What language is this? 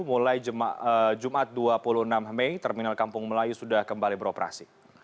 Indonesian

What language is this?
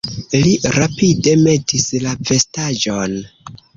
Esperanto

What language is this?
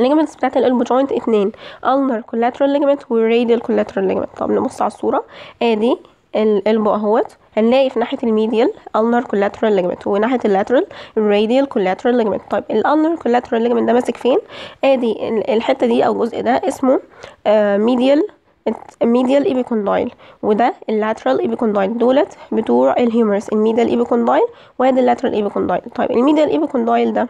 Arabic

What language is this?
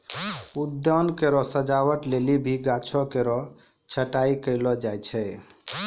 Maithili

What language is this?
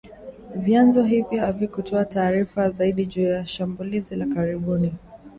Swahili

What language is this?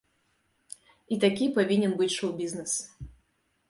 Belarusian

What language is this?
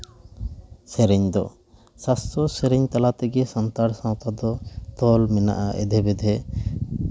Santali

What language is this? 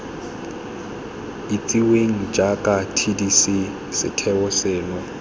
Tswana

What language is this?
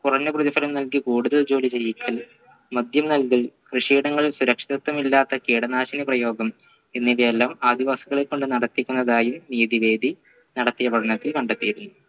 Malayalam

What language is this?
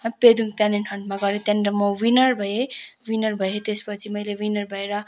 Nepali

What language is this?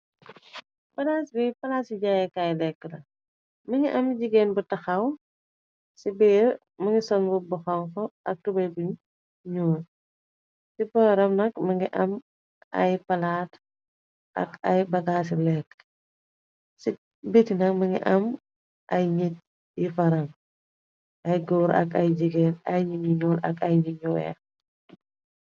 Wolof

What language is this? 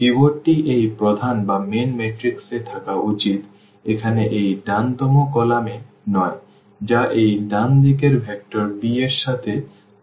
Bangla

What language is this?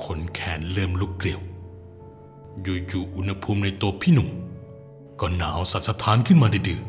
Thai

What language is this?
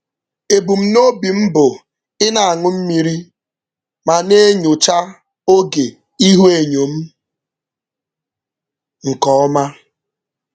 Igbo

